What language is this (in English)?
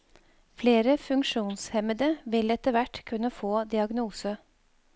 Norwegian